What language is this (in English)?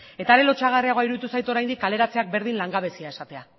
Basque